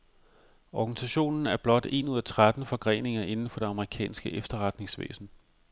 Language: Danish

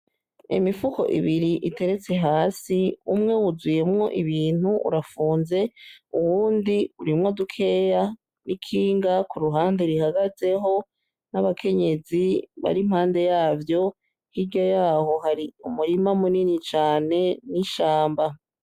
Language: Rundi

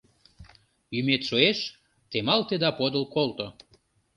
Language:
Mari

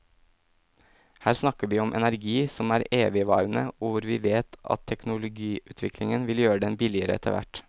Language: Norwegian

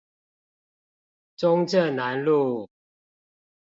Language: Chinese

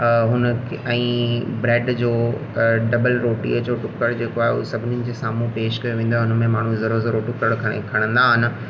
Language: Sindhi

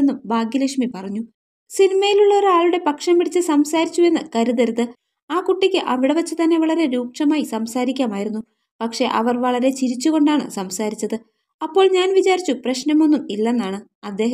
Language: Bulgarian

